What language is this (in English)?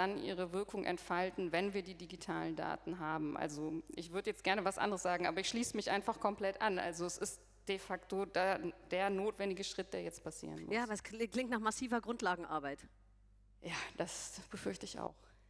German